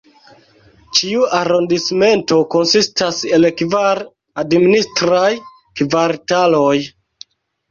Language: Esperanto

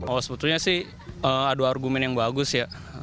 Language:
Indonesian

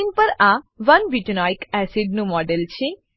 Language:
Gujarati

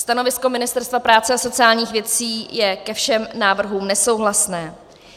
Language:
Czech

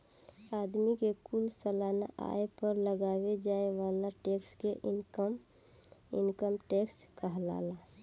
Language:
Bhojpuri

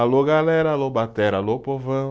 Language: Portuguese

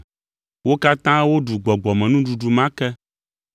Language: Ewe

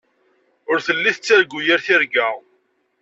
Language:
Kabyle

